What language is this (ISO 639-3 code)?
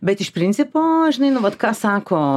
lit